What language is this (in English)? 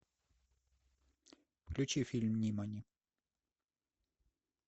Russian